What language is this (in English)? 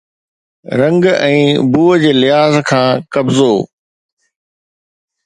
Sindhi